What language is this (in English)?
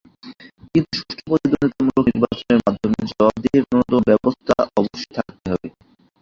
Bangla